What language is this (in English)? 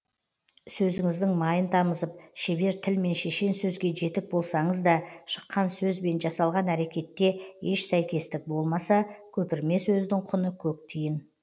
Kazakh